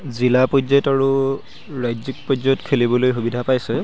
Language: Assamese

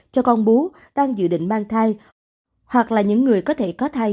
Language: Vietnamese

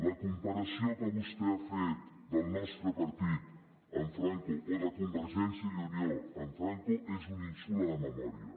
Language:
Catalan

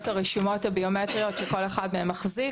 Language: Hebrew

